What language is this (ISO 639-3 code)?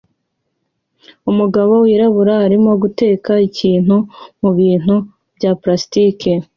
kin